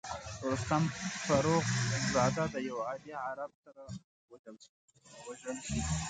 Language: Pashto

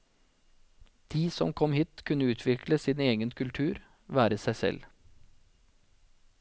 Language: Norwegian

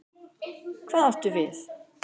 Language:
Icelandic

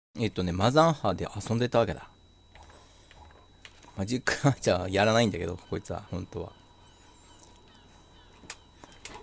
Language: Japanese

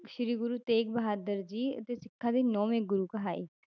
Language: Punjabi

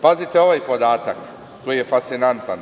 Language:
Serbian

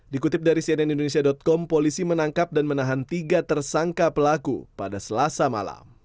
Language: Indonesian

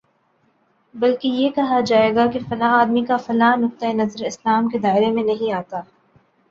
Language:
Urdu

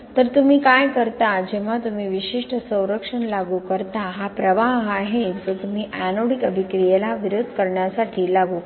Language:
Marathi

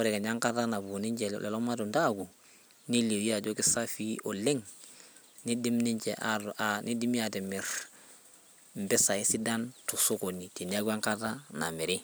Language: Masai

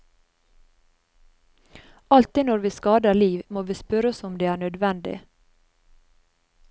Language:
Norwegian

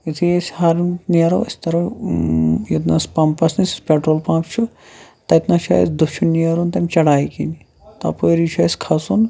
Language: Kashmiri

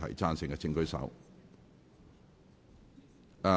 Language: Cantonese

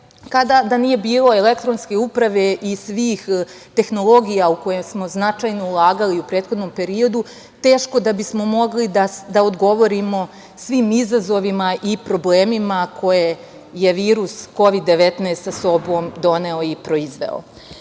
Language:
Serbian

